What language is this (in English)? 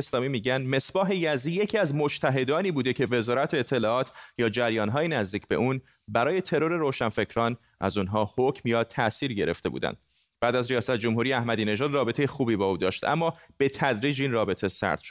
Persian